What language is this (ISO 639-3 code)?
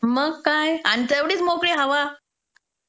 mar